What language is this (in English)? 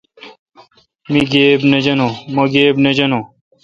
Kalkoti